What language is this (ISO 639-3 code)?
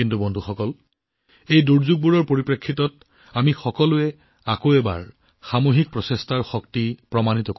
asm